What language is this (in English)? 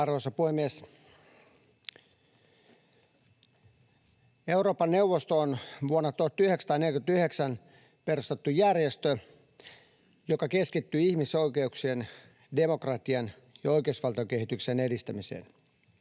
Finnish